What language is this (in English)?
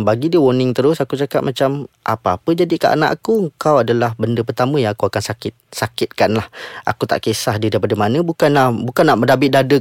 Malay